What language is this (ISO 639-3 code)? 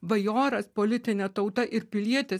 lit